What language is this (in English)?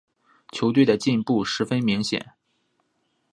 Chinese